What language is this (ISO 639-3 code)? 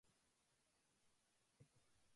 jpn